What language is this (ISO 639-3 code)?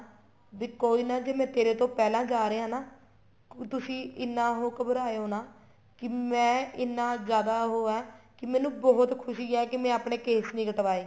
pan